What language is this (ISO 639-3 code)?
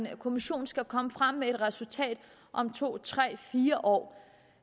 dan